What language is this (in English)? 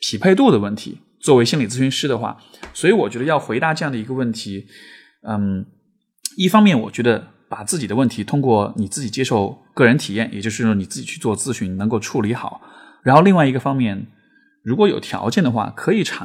Chinese